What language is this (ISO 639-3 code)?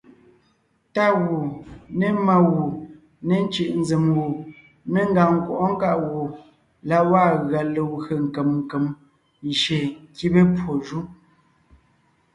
nnh